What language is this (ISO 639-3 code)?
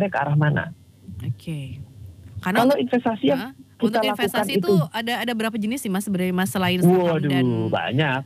ind